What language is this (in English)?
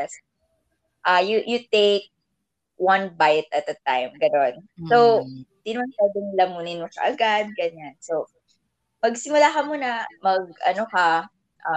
Filipino